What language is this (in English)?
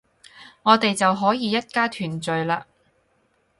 Cantonese